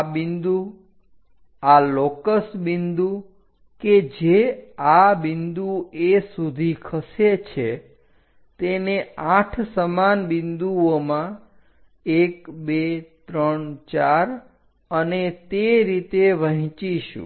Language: Gujarati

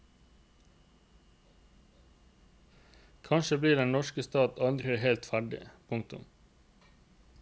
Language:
Norwegian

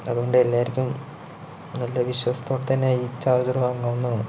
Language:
Malayalam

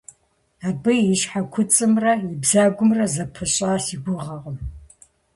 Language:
Kabardian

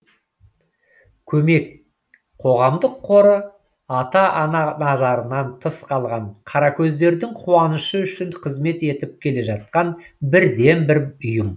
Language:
Kazakh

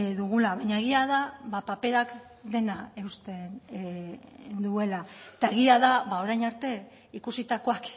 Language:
Basque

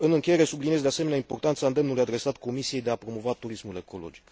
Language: Romanian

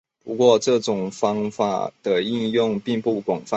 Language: Chinese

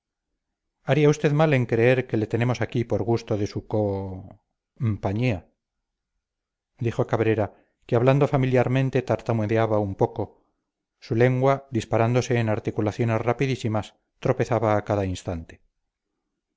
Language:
Spanish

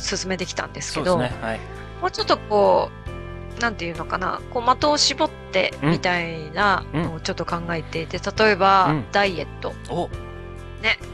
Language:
Japanese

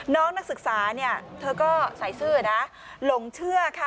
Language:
Thai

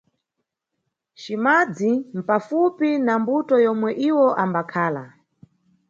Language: Nyungwe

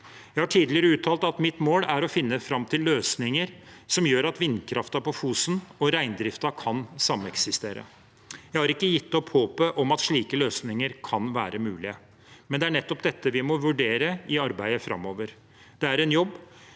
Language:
Norwegian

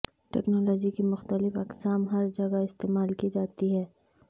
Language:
Urdu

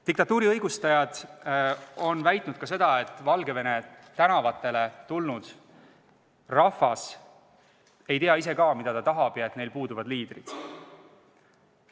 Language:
Estonian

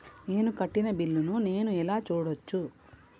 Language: Telugu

